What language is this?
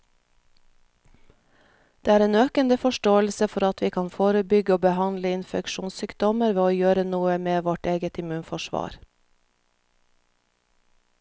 Norwegian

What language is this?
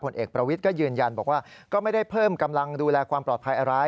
Thai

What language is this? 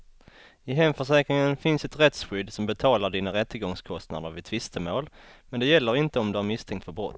Swedish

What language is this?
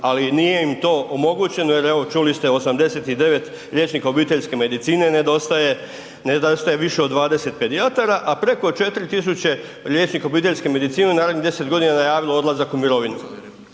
Croatian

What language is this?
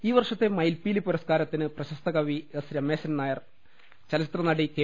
Malayalam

